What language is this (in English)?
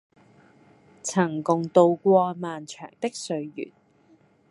Cantonese